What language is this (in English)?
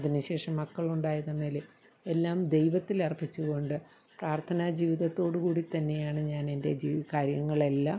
Malayalam